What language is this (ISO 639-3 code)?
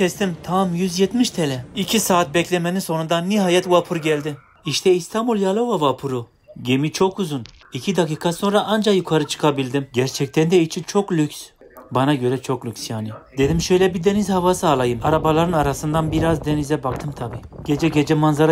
tur